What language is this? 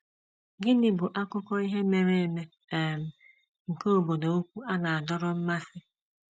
Igbo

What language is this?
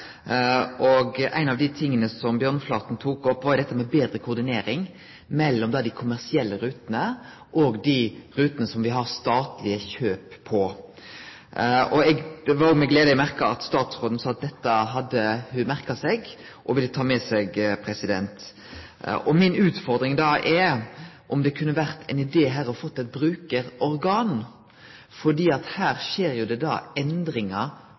Norwegian Nynorsk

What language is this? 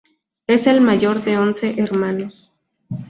Spanish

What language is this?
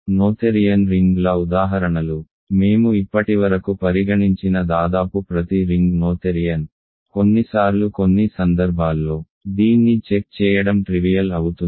Telugu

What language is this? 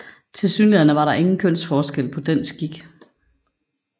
Danish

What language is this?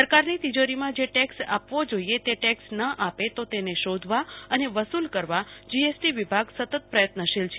Gujarati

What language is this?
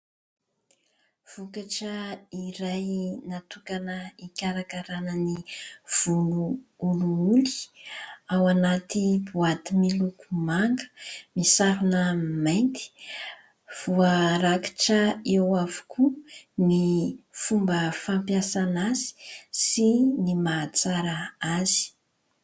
Malagasy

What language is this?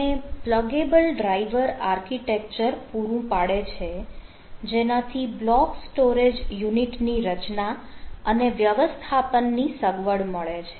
Gujarati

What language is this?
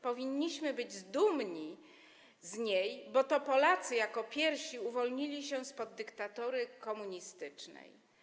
Polish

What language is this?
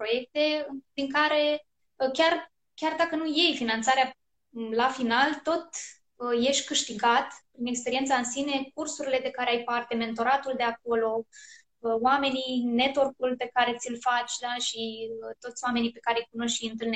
Romanian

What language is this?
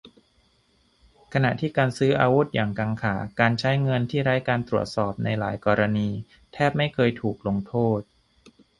Thai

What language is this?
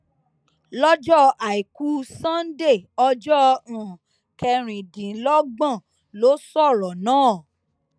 Yoruba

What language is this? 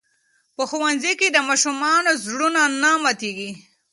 Pashto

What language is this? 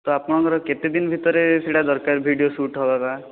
Odia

